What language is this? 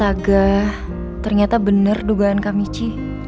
Indonesian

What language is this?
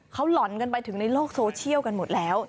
Thai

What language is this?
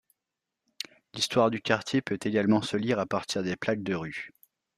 French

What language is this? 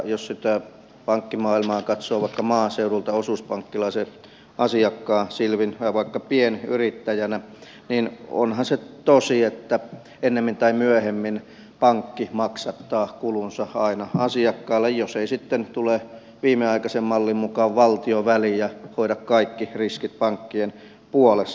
Finnish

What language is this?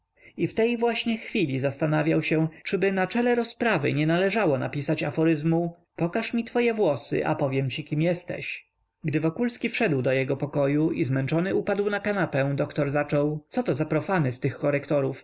Polish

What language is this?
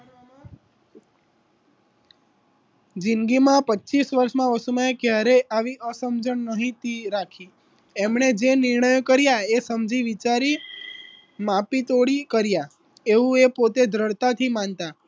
Gujarati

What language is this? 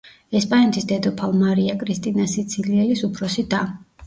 Georgian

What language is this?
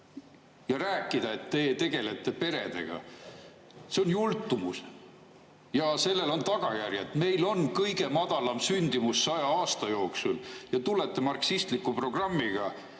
Estonian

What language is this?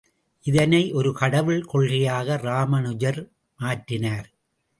Tamil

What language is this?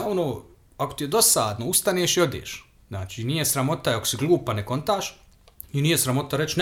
Croatian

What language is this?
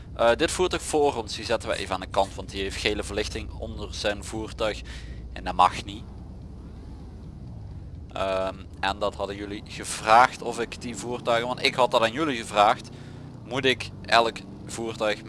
Dutch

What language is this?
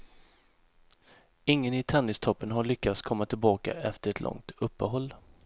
Swedish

